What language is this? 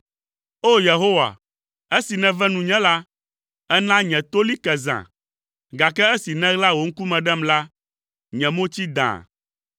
Ewe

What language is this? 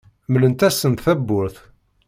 Kabyle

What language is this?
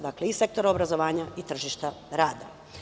Serbian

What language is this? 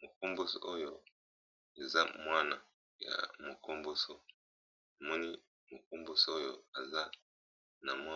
Lingala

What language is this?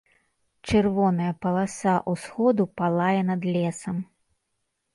Belarusian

